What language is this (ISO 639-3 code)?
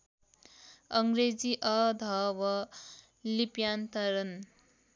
nep